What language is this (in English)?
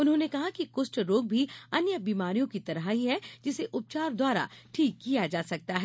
Hindi